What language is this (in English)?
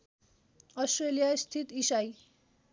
Nepali